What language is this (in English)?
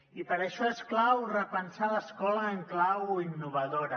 Catalan